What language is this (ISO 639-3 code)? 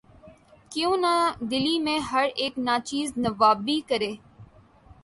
urd